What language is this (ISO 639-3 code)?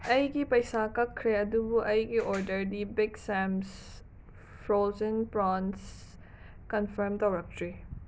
mni